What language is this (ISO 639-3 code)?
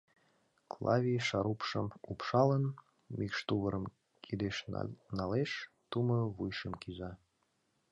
chm